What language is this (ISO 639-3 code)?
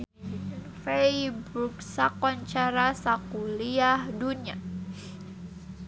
sun